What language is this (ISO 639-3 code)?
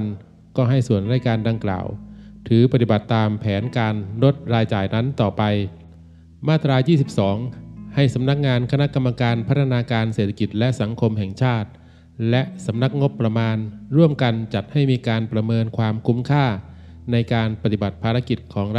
tha